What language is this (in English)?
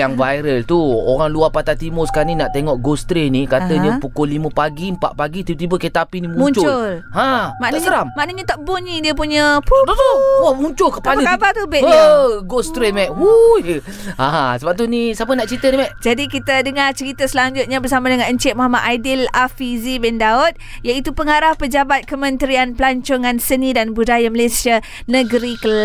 Malay